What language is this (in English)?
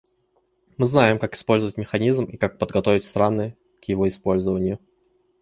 Russian